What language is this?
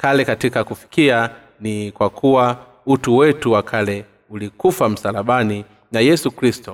Swahili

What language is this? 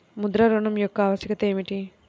Telugu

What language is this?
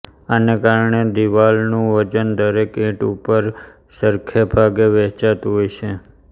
Gujarati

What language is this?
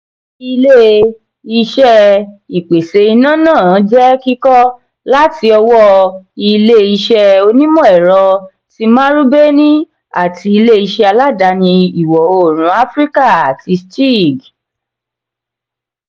Yoruba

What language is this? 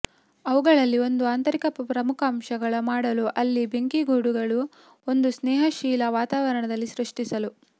Kannada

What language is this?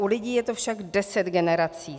Czech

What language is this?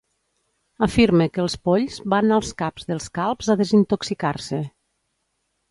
Catalan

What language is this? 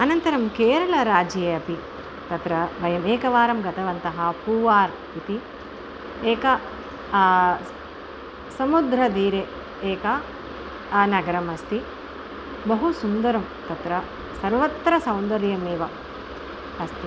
Sanskrit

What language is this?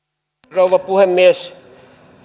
Finnish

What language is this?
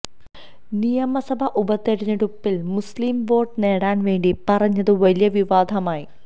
Malayalam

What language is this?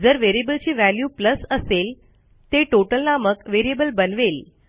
Marathi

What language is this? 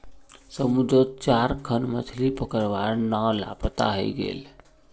Magahi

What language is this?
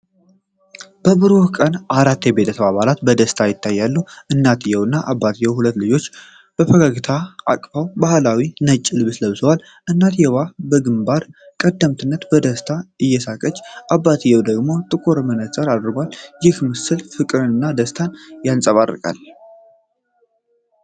Amharic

